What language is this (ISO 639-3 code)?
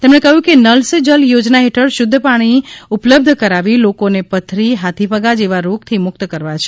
guj